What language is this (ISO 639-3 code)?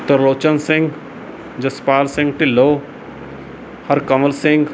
pan